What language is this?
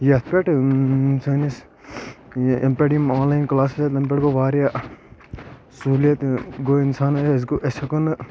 Kashmiri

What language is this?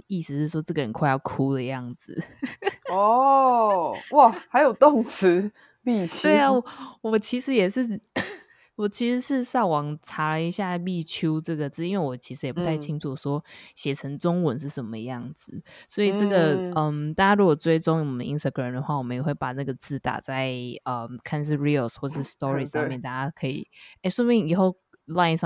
Chinese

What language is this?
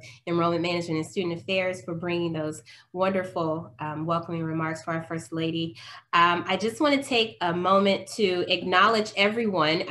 English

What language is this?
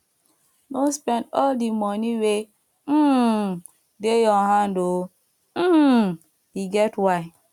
Nigerian Pidgin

